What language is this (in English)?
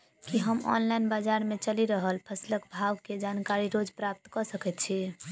Maithili